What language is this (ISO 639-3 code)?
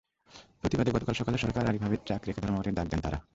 ben